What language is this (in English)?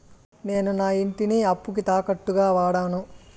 Telugu